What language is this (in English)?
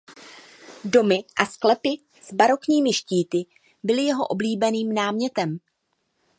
Czech